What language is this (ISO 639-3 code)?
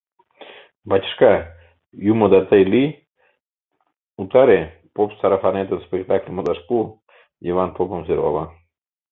chm